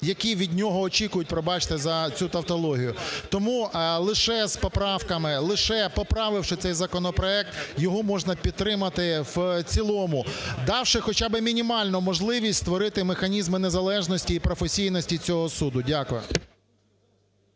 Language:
Ukrainian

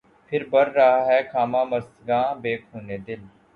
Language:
Urdu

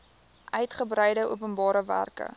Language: Afrikaans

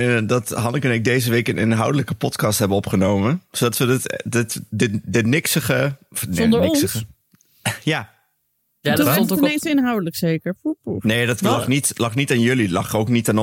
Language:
Dutch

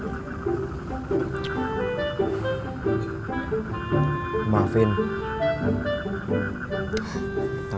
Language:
Indonesian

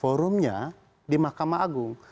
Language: Indonesian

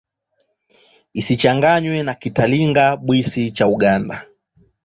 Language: Swahili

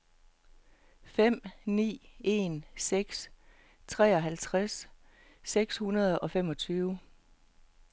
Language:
Danish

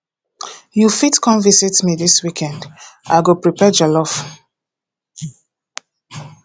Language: Nigerian Pidgin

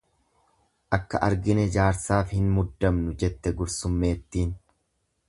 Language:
Oromo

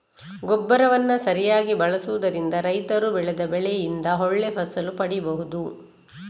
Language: Kannada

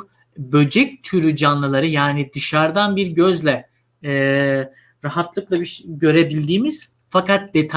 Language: Turkish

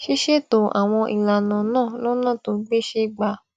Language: Yoruba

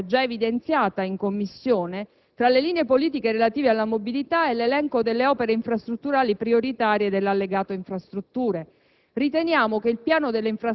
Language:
Italian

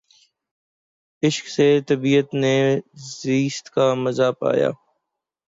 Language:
Urdu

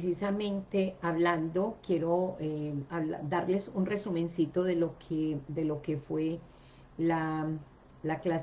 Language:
Spanish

